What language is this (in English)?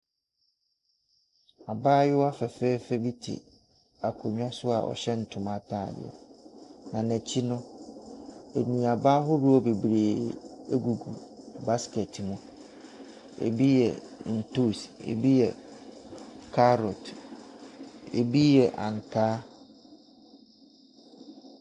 Akan